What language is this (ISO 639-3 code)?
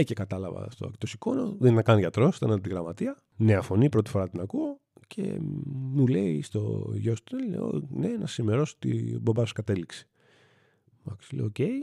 ell